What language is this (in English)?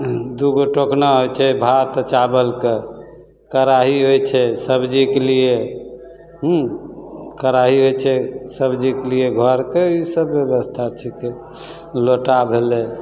Maithili